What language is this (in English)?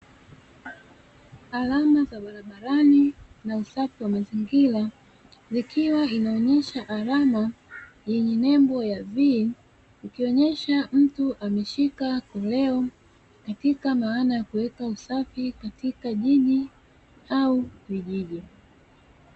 Swahili